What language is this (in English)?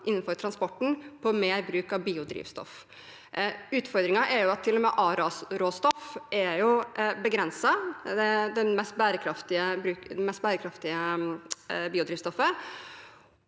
Norwegian